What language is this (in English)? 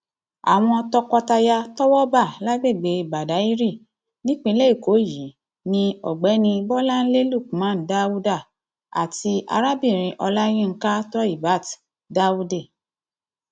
Yoruba